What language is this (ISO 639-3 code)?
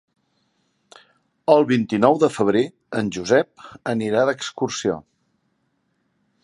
cat